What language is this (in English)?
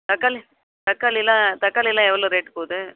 Tamil